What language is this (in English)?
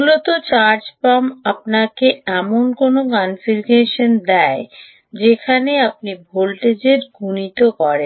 Bangla